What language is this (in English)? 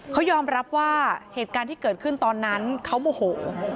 Thai